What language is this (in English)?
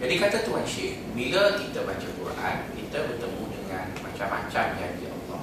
Malay